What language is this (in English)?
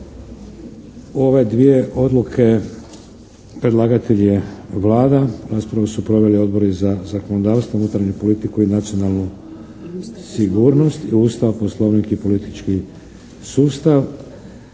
Croatian